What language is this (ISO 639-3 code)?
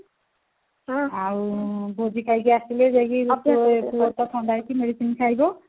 ori